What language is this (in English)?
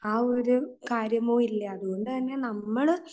Malayalam